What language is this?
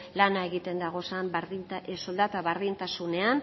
Basque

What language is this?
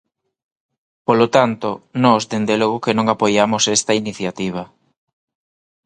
Galician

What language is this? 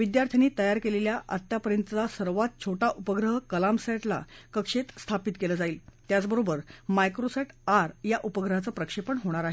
Marathi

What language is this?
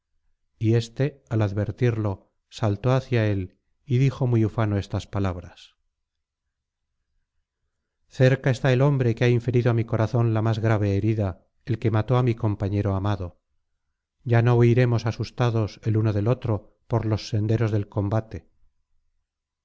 Spanish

